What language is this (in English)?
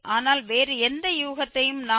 Tamil